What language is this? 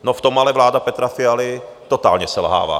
Czech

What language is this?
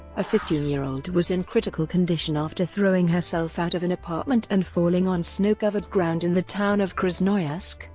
English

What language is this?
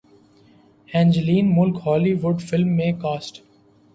Urdu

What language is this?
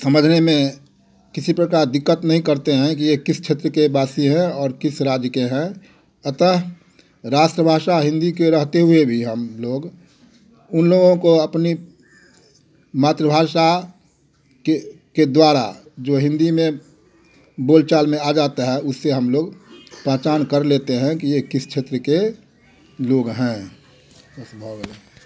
Hindi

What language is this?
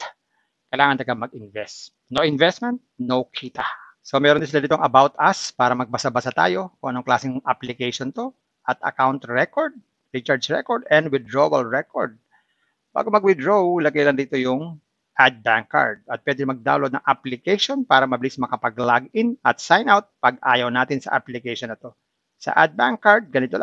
Filipino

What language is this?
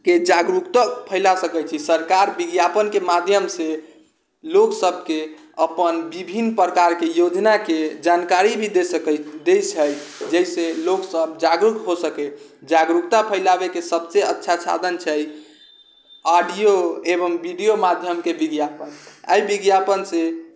Maithili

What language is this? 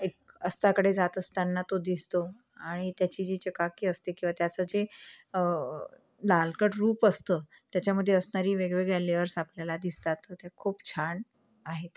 Marathi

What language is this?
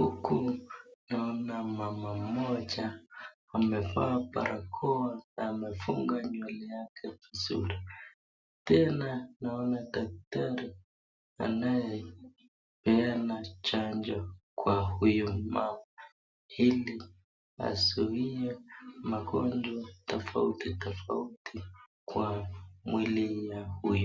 Swahili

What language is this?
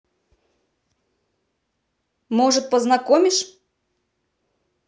Russian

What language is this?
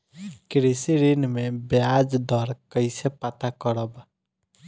Bhojpuri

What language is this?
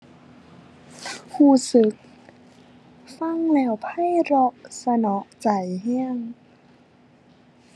Thai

